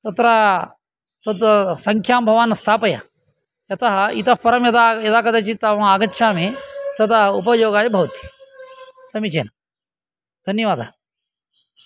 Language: Sanskrit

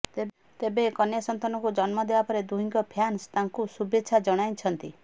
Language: Odia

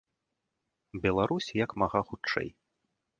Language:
Belarusian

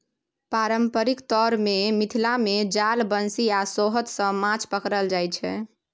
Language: Maithili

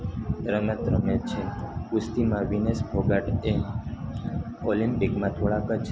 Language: Gujarati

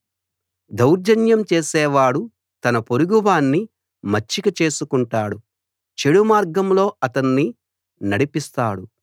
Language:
Telugu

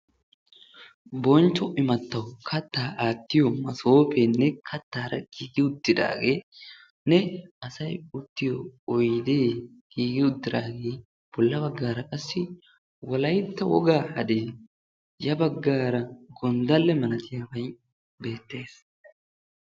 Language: Wolaytta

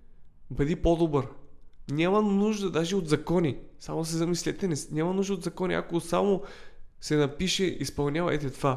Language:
Bulgarian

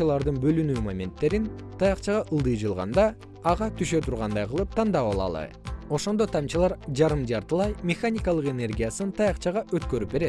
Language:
Kyrgyz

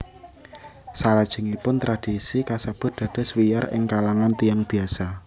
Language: Javanese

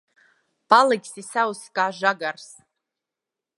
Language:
Latvian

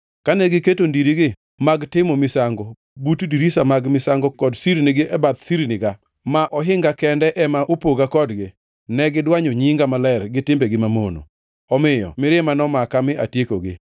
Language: Luo (Kenya and Tanzania)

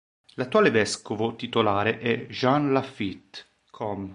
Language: Italian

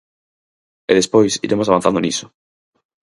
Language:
Galician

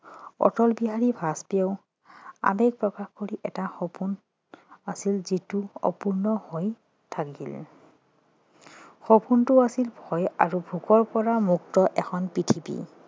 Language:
Assamese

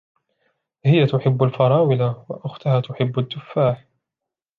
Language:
Arabic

